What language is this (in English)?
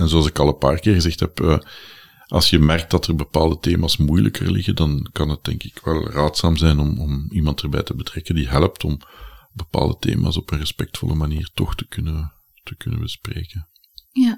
Dutch